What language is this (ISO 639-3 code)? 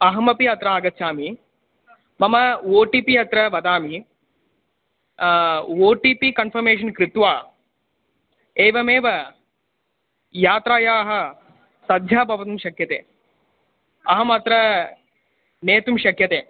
san